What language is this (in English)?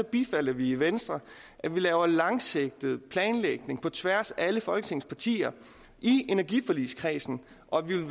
Danish